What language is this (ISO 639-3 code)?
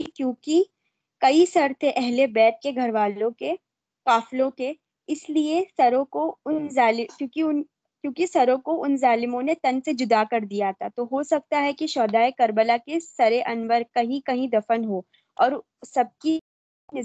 urd